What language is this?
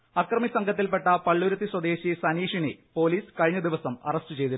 Malayalam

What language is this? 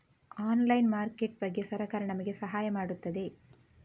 Kannada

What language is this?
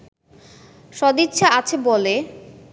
Bangla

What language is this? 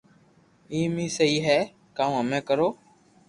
Loarki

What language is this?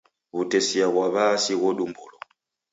Taita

